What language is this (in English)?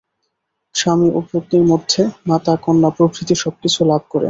Bangla